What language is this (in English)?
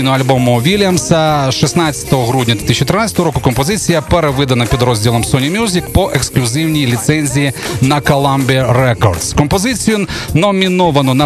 Ukrainian